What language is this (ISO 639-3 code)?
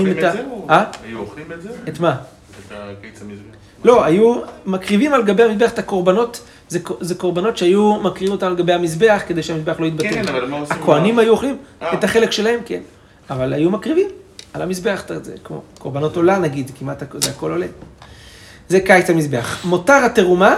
heb